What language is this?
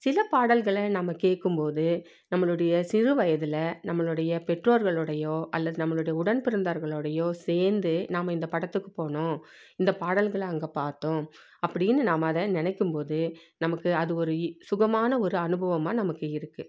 Tamil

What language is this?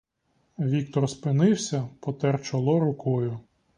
Ukrainian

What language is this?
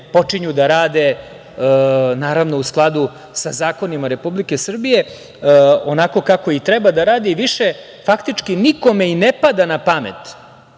Serbian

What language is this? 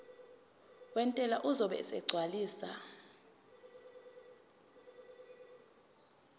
Zulu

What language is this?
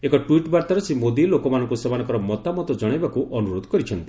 Odia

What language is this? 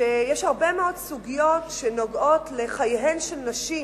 Hebrew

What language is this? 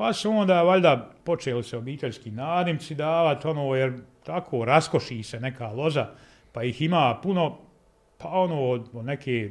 Croatian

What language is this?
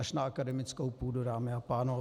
Czech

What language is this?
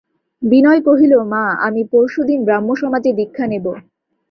Bangla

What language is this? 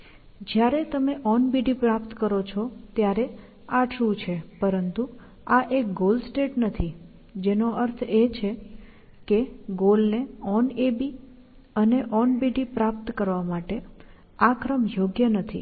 Gujarati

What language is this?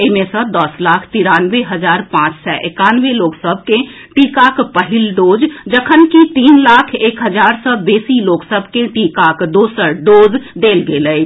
Maithili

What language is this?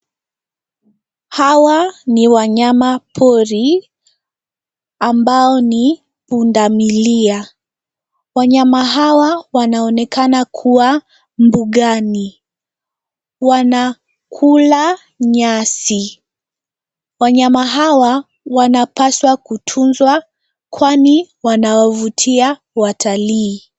Swahili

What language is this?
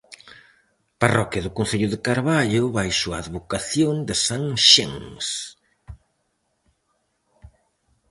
Galician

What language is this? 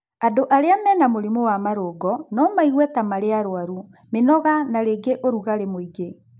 Kikuyu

